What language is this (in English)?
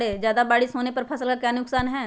Magahi